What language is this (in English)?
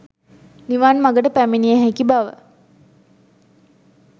Sinhala